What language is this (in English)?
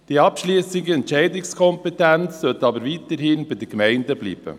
Swiss German